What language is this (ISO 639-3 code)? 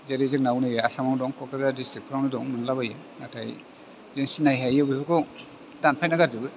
brx